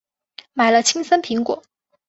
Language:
Chinese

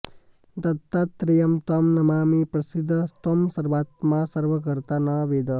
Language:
Sanskrit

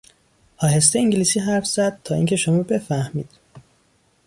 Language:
Persian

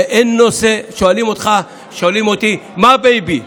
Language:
Hebrew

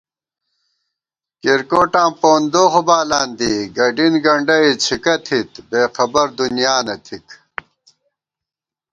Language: Gawar-Bati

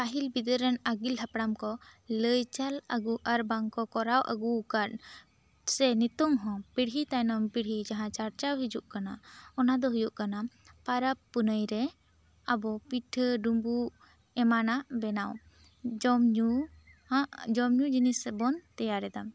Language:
Santali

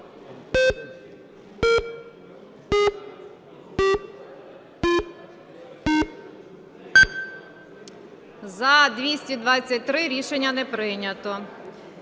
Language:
Ukrainian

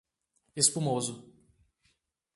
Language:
Portuguese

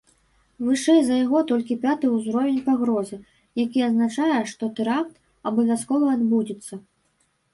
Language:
Belarusian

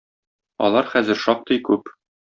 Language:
Tatar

